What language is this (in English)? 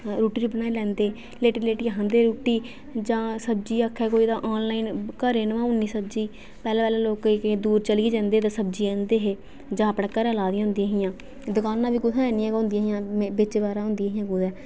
Dogri